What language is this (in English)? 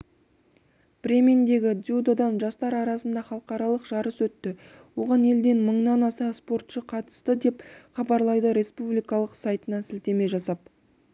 Kazakh